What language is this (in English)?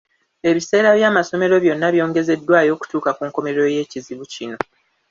Ganda